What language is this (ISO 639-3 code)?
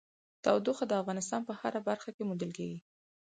pus